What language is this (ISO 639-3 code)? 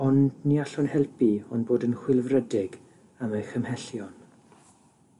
cym